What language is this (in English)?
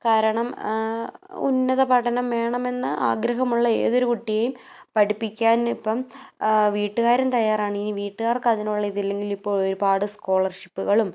Malayalam